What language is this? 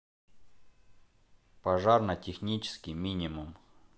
Russian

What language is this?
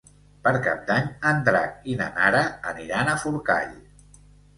Catalan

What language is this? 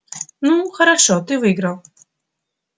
Russian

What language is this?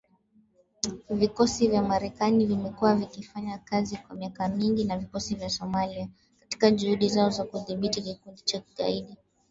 Swahili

